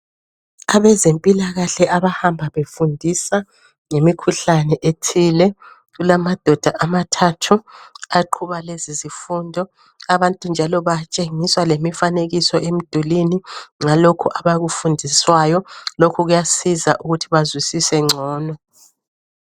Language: North Ndebele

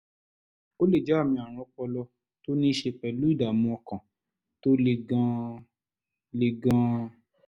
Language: Yoruba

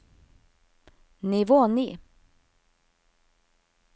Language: Norwegian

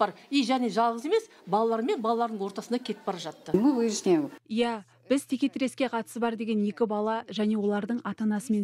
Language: Turkish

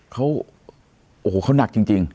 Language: Thai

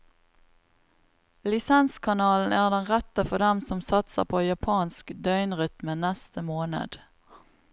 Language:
Norwegian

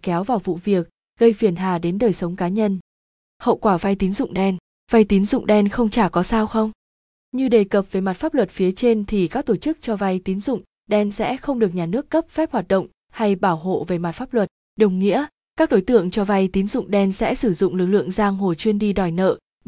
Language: Vietnamese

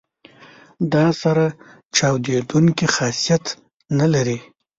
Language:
Pashto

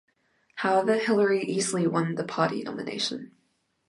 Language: English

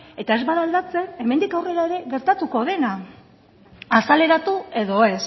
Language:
Basque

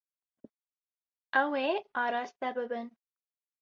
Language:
Kurdish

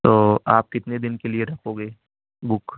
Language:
Urdu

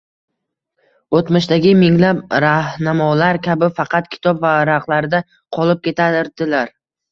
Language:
Uzbek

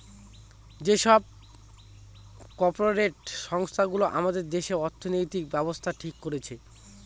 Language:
Bangla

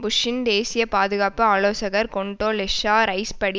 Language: Tamil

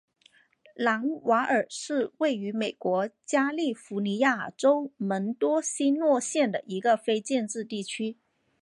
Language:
Chinese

